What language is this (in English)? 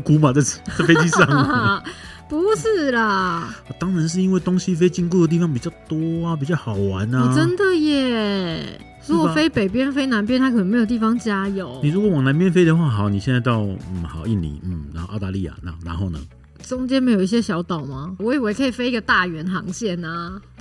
Chinese